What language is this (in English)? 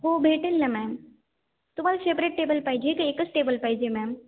Marathi